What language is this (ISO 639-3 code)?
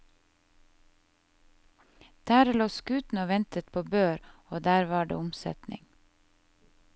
nor